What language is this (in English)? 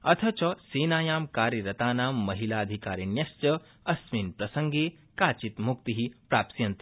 Sanskrit